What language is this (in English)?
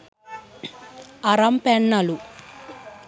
Sinhala